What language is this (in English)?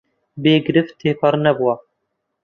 Central Kurdish